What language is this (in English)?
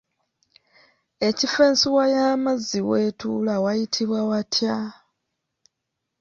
Ganda